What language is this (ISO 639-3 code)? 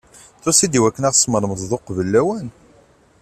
kab